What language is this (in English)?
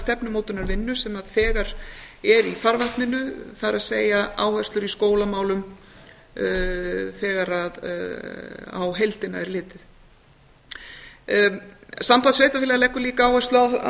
Icelandic